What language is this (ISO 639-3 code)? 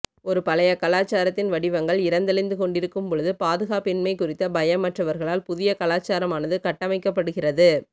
tam